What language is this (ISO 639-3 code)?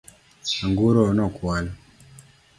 luo